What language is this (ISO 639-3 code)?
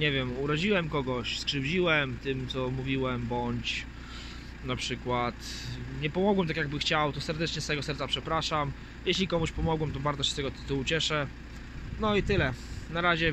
pol